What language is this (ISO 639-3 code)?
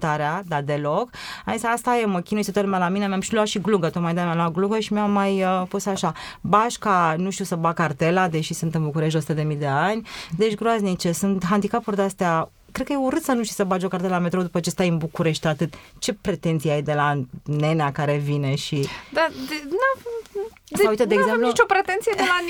ron